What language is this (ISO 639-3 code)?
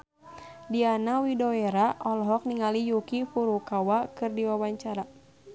sun